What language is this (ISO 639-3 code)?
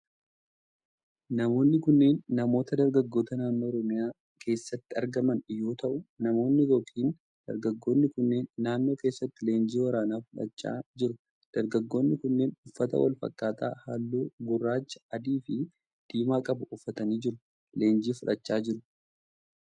orm